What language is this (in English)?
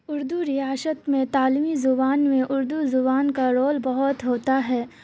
Urdu